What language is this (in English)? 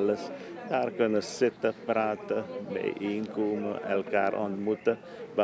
Dutch